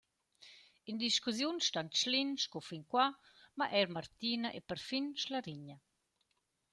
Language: Romansh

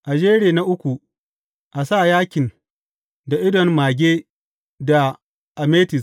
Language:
Hausa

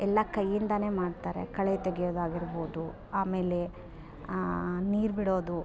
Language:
Kannada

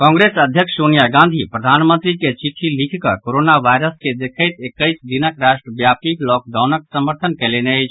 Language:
Maithili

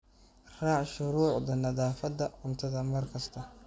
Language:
Somali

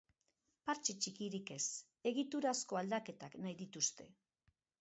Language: Basque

